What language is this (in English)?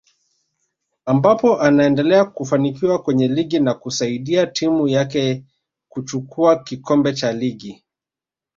Swahili